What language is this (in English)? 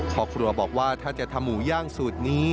Thai